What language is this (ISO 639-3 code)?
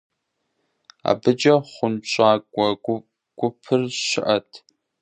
kbd